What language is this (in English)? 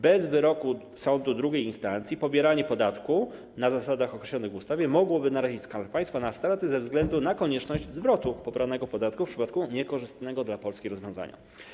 Polish